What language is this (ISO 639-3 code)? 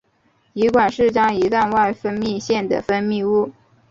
zho